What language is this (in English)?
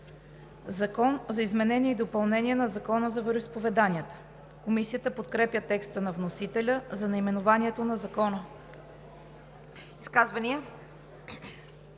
Bulgarian